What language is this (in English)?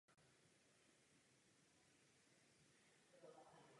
Czech